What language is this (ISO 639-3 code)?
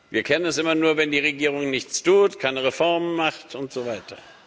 deu